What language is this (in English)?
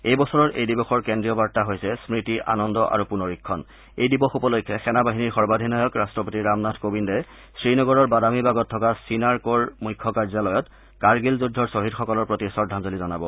Assamese